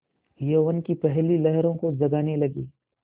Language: Hindi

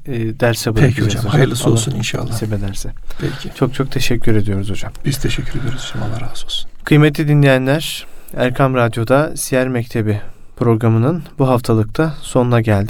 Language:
Turkish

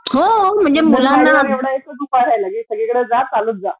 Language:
Marathi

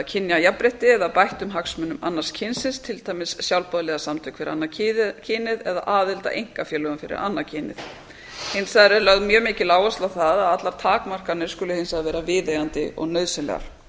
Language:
Icelandic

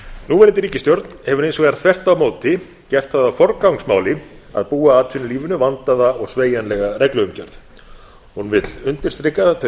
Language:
Icelandic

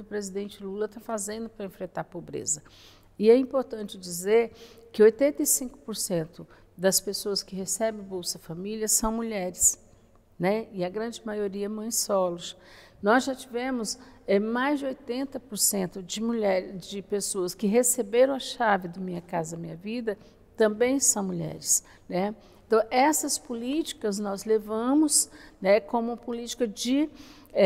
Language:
Portuguese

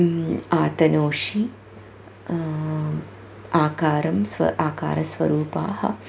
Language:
Sanskrit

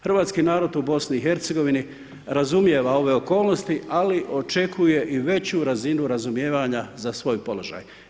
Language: Croatian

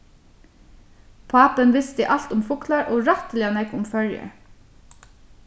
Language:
Faroese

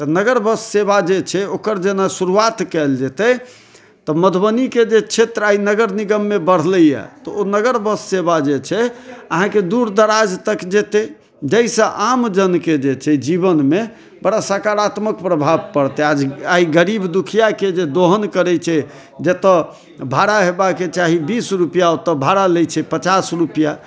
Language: Maithili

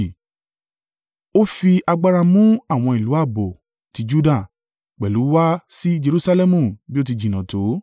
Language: Yoruba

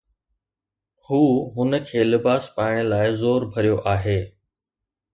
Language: Sindhi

